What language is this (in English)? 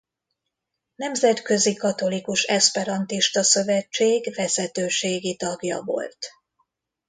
Hungarian